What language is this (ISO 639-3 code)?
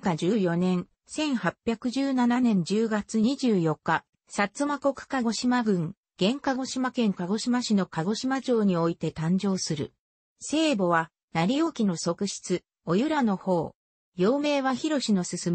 jpn